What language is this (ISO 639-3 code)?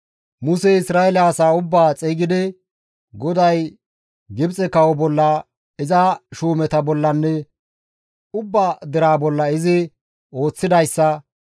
gmv